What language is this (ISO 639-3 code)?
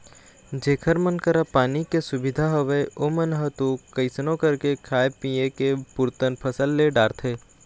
hne